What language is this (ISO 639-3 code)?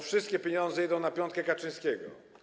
pol